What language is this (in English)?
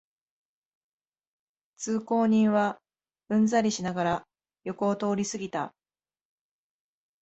Japanese